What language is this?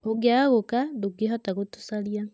Kikuyu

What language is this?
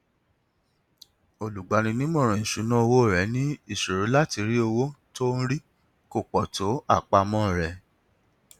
Yoruba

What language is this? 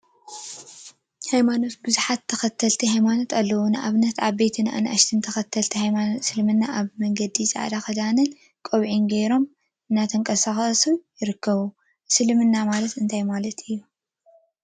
Tigrinya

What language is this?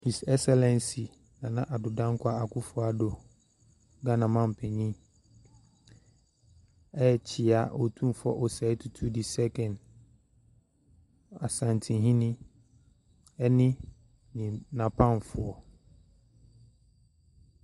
Akan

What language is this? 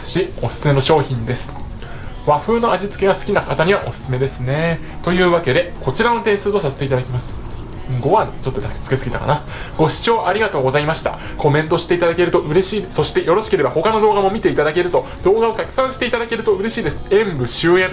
Japanese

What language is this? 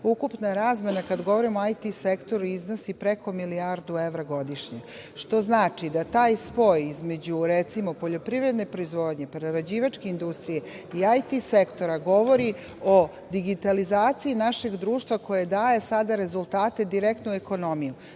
Serbian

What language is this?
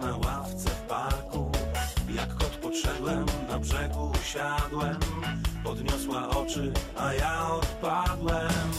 Polish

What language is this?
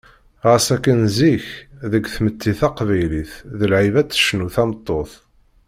Kabyle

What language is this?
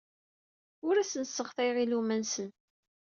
Kabyle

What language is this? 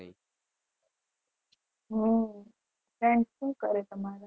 Gujarati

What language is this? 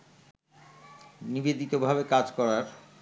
Bangla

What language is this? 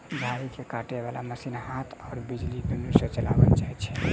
Maithili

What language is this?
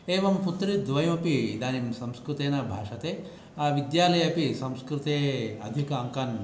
Sanskrit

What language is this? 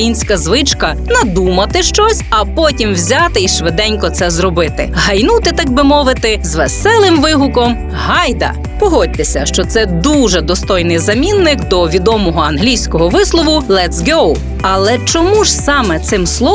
Ukrainian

